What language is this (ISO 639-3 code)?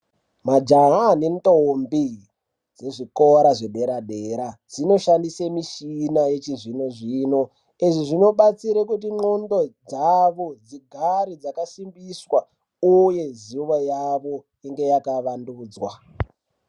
ndc